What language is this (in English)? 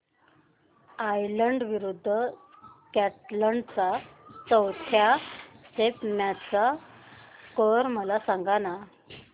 Marathi